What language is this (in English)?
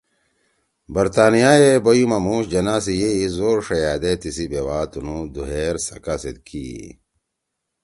Torwali